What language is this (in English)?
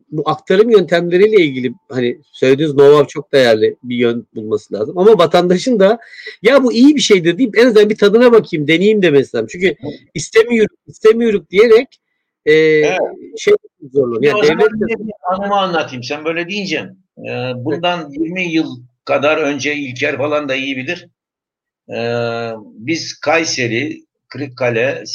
Turkish